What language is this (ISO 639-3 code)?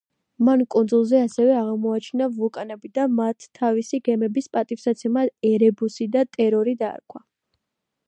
kat